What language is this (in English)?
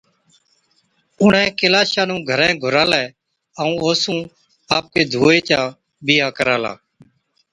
Od